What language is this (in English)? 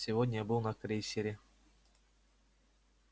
Russian